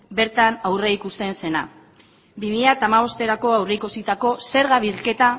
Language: Basque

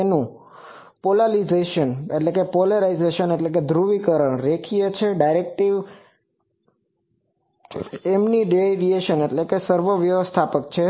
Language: Gujarati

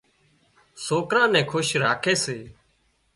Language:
Wadiyara Koli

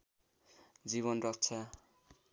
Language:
Nepali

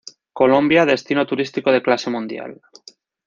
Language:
Spanish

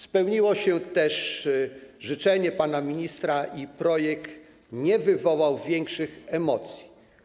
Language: Polish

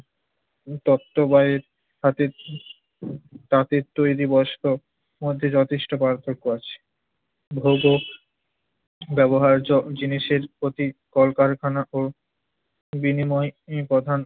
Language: Bangla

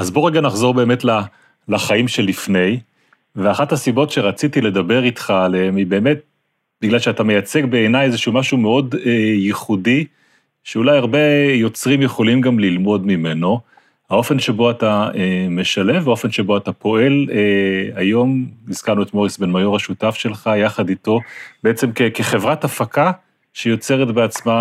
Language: Hebrew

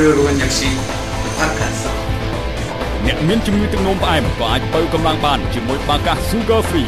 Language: Thai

